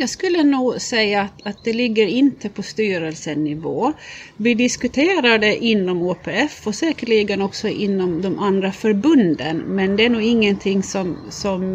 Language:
Swedish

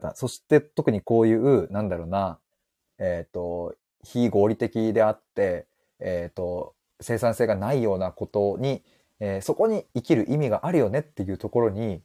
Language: Japanese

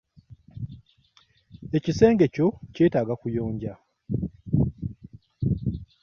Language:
Ganda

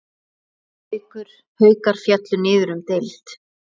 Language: Icelandic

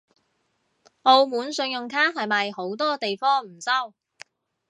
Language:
Cantonese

